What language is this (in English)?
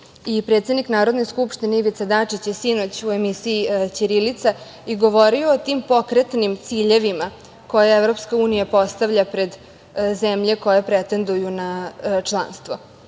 Serbian